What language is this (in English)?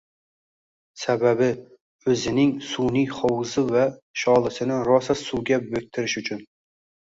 Uzbek